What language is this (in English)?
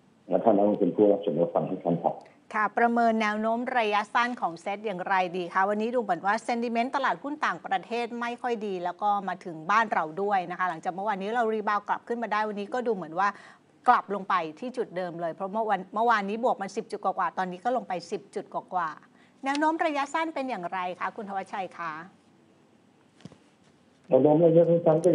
Thai